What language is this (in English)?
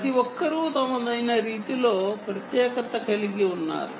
Telugu